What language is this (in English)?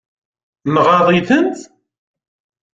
Kabyle